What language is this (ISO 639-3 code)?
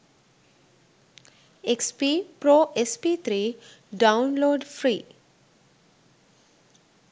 sin